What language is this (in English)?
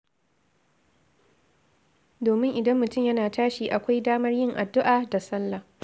Hausa